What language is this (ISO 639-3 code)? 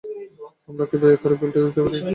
ben